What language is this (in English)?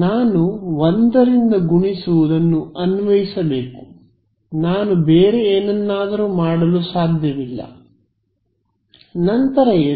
Kannada